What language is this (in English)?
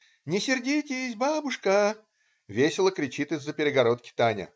Russian